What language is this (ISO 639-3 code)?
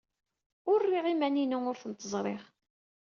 kab